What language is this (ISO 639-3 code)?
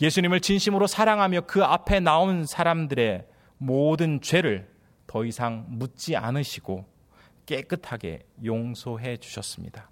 kor